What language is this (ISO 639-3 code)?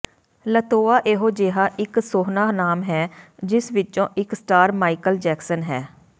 pan